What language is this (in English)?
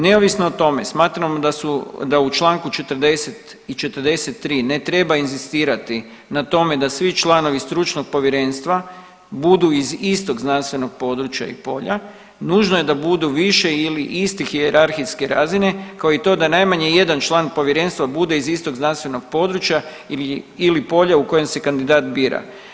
Croatian